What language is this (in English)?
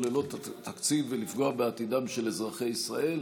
Hebrew